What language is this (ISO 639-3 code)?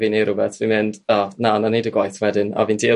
cym